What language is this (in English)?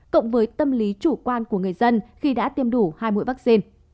Vietnamese